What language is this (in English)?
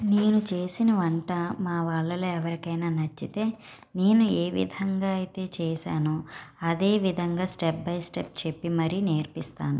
Telugu